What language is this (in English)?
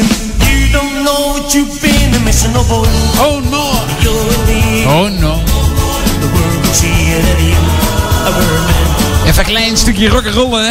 Dutch